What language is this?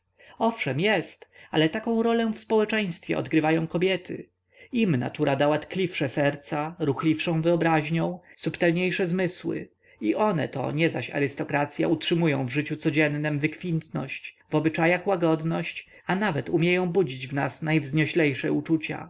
Polish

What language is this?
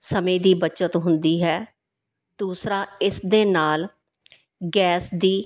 Punjabi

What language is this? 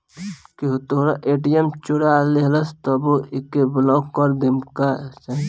Bhojpuri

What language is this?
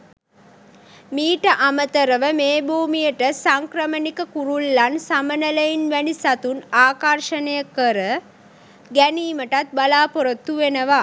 Sinhala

